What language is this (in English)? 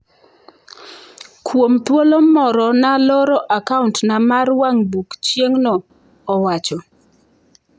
Luo (Kenya and Tanzania)